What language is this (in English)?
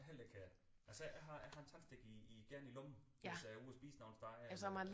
Danish